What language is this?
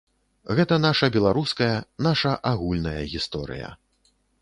Belarusian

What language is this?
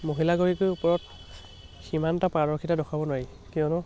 Assamese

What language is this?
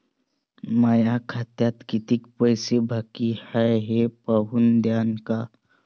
Marathi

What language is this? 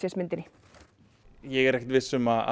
Icelandic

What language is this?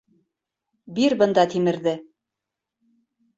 Bashkir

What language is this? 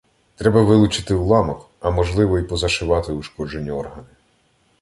Ukrainian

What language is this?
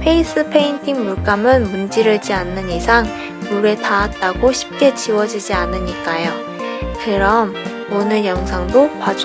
Korean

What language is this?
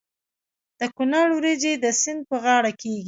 Pashto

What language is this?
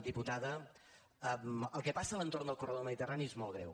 Catalan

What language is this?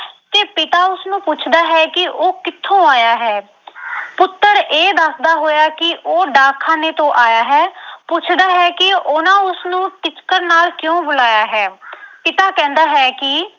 Punjabi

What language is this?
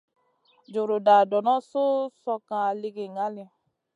Masana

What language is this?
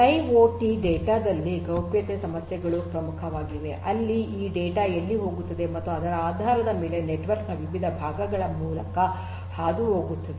Kannada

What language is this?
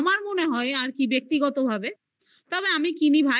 Bangla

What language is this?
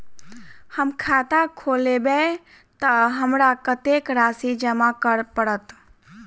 Maithili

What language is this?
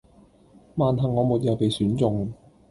Cantonese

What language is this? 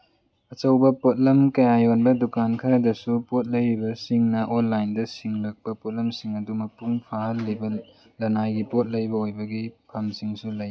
Manipuri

